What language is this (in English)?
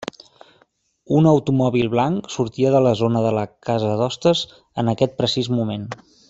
Catalan